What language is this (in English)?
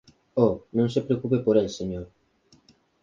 Galician